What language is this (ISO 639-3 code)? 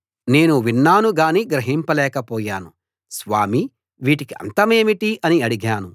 tel